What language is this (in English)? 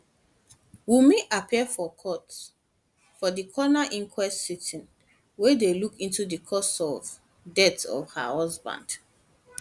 Nigerian Pidgin